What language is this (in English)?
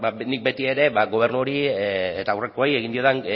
Basque